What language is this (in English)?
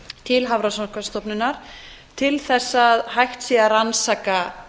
Icelandic